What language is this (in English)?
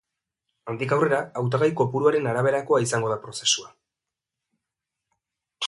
Basque